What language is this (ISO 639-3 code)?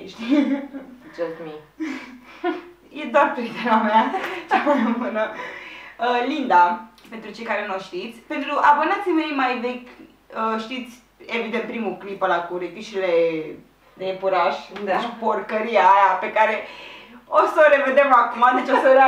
ron